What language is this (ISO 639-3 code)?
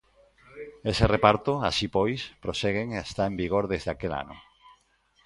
glg